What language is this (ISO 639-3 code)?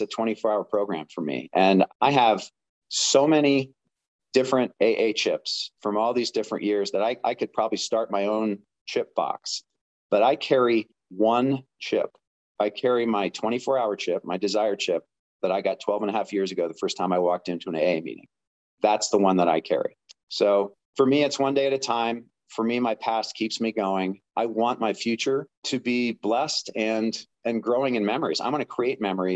eng